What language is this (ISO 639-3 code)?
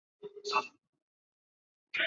zho